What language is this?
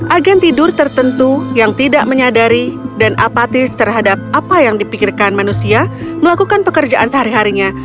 Indonesian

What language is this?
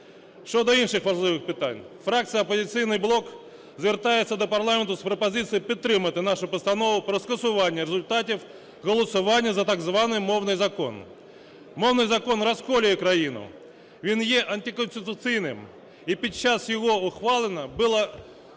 Ukrainian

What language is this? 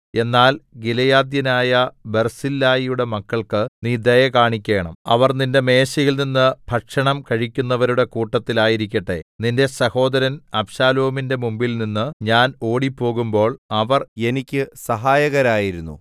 Malayalam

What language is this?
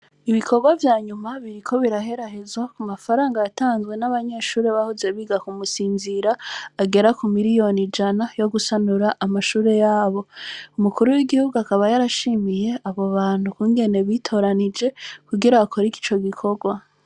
Rundi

